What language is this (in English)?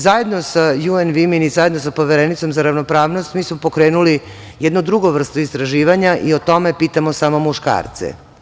Serbian